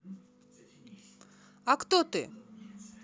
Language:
Russian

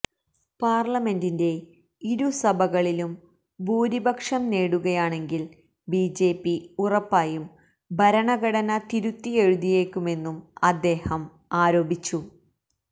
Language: Malayalam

